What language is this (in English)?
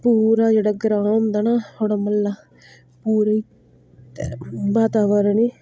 Dogri